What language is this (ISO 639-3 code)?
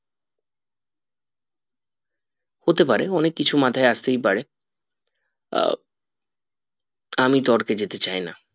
ben